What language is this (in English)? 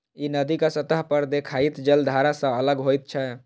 Maithili